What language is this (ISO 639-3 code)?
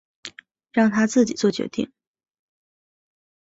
zho